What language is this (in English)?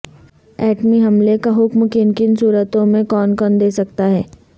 Urdu